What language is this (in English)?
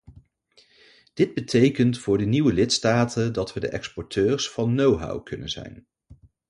Dutch